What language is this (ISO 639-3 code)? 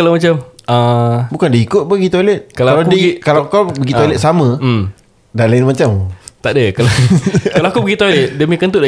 msa